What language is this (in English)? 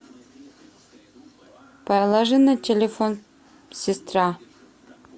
Russian